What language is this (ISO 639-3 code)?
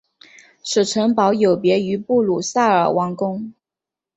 zho